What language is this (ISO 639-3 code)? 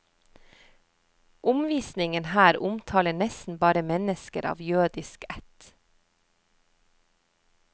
nor